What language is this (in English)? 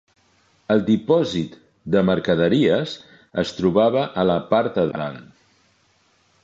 Catalan